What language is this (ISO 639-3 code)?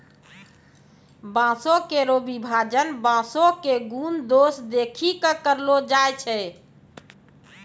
mai